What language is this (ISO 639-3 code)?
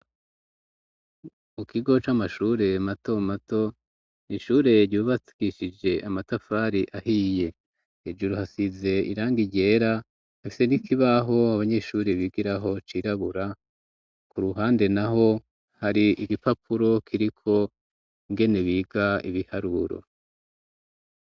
run